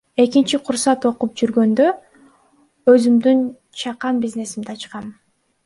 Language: Kyrgyz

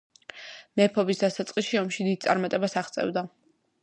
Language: Georgian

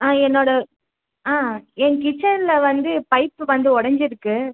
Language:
Tamil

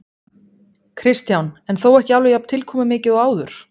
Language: Icelandic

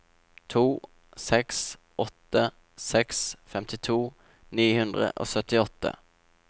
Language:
Norwegian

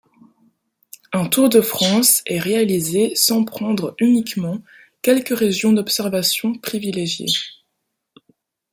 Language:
French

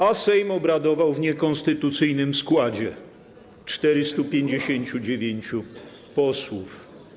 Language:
Polish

